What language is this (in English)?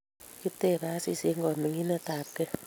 Kalenjin